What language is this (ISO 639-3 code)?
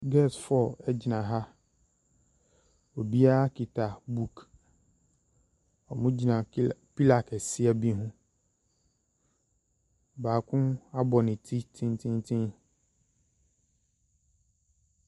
aka